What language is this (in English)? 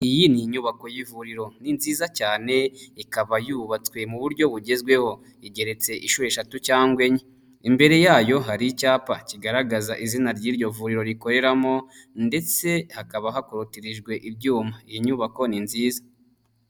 Kinyarwanda